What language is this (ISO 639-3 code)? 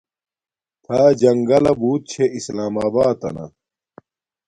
dmk